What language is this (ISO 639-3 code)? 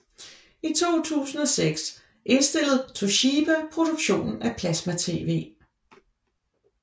dan